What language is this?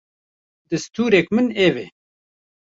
Kurdish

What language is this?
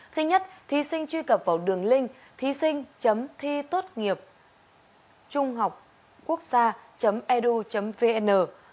Vietnamese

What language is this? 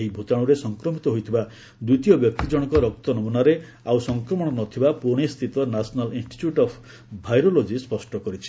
Odia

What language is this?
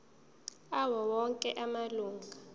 Zulu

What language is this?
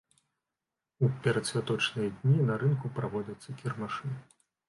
Belarusian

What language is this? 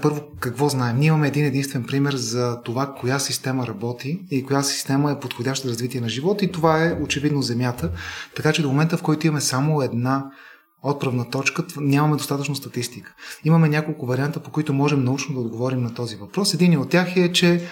Bulgarian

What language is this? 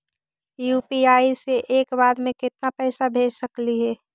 Magahi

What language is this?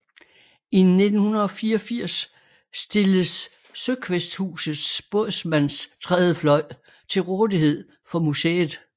Danish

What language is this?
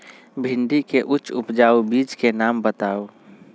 Magahi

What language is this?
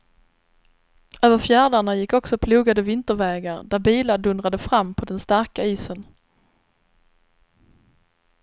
Swedish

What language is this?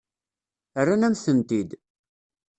Kabyle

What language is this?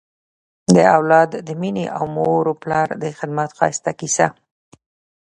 Pashto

